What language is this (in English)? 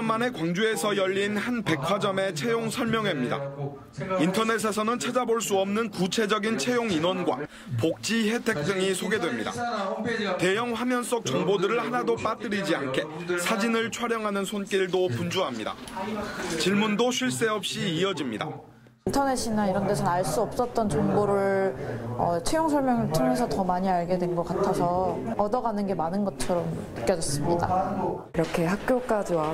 Korean